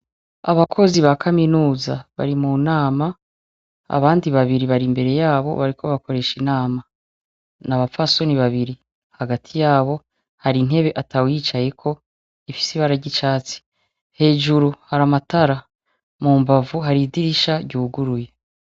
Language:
Rundi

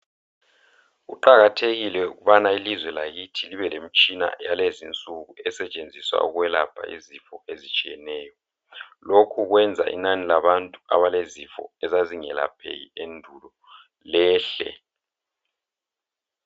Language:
North Ndebele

